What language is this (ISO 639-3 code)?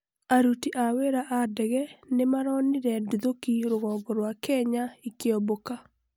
kik